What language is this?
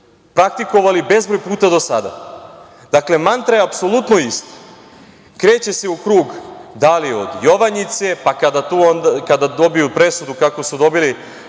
Serbian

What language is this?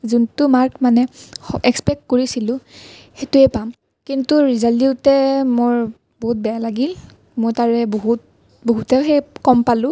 Assamese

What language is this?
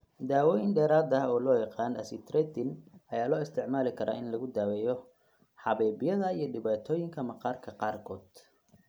Somali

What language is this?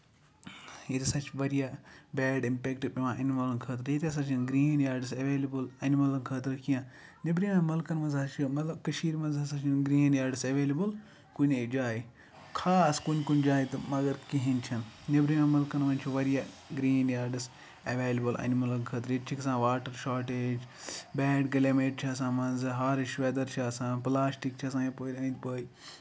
Kashmiri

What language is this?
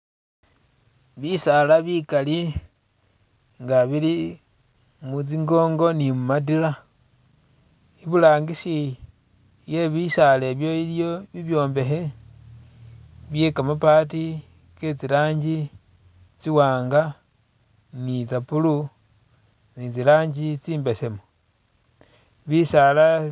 Masaaba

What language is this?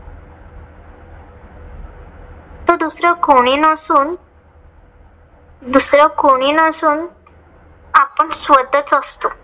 Marathi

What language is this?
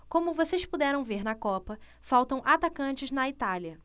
Portuguese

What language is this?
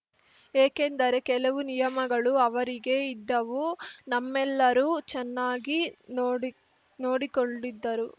Kannada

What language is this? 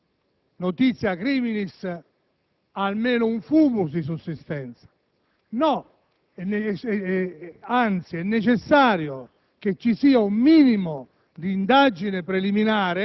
Italian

